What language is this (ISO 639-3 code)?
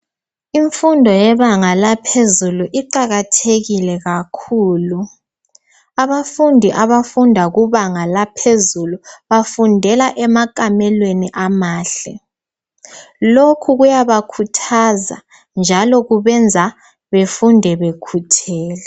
nde